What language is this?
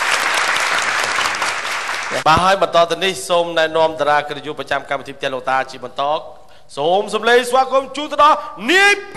Vietnamese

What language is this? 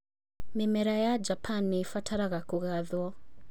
Kikuyu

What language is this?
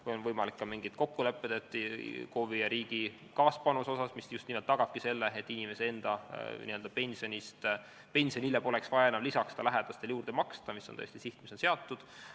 Estonian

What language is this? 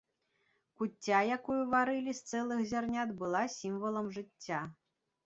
Belarusian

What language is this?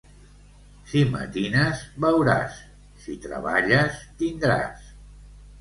Catalan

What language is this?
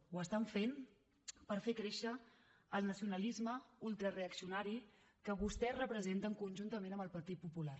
Catalan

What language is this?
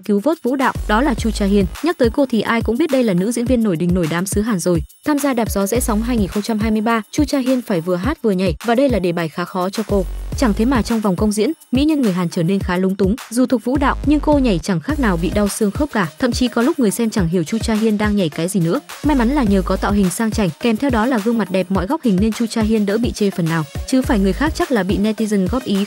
Vietnamese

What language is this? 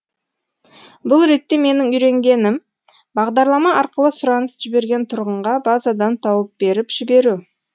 Kazakh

